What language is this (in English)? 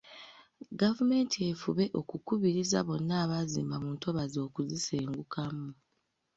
Ganda